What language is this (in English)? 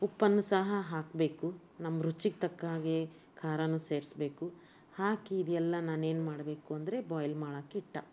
Kannada